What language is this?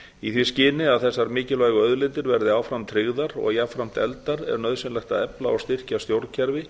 Icelandic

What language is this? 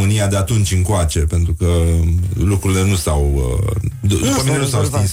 Romanian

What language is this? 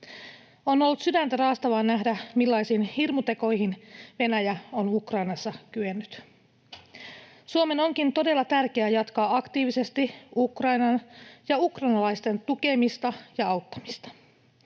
Finnish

